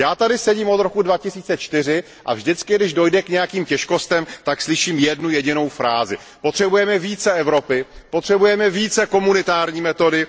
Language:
Czech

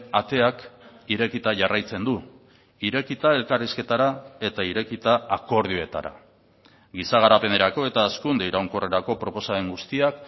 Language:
Basque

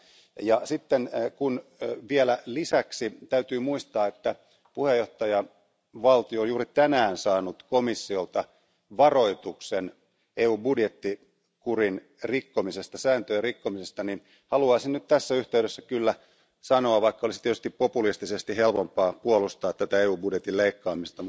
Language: Finnish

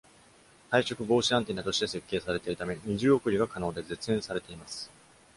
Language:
Japanese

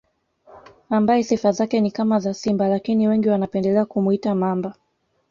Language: Swahili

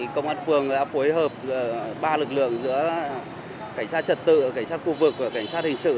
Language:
Vietnamese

